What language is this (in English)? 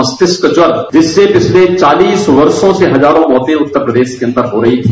Hindi